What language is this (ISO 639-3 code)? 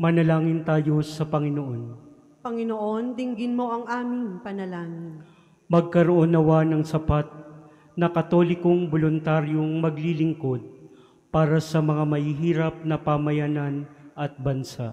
fil